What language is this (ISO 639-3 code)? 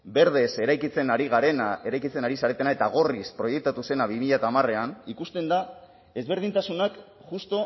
eus